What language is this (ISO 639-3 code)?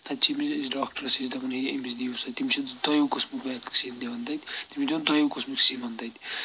kas